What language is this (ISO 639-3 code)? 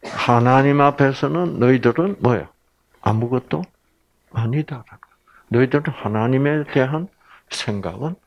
kor